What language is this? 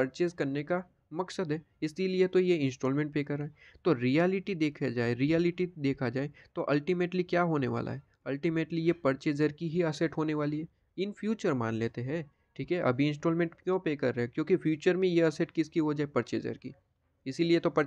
Hindi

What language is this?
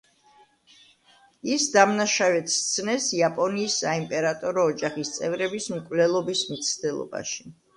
Georgian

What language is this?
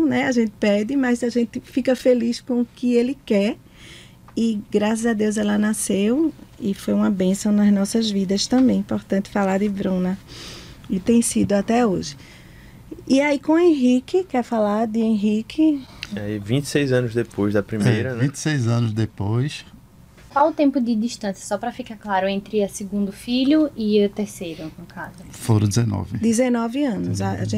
Portuguese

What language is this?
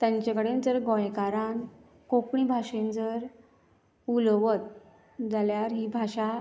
Konkani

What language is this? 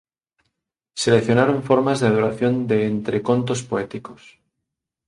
Galician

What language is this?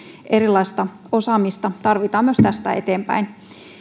Finnish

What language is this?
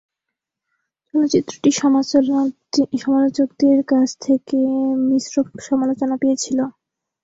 Bangla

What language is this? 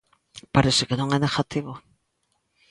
Galician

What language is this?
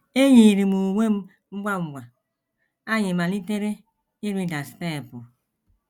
Igbo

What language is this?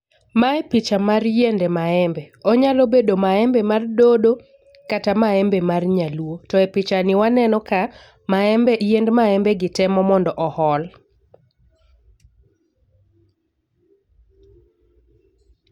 Luo (Kenya and Tanzania)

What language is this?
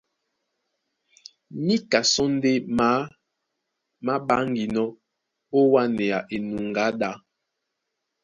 Duala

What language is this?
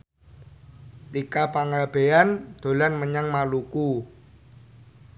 Javanese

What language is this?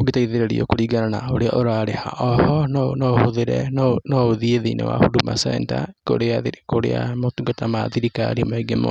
Kikuyu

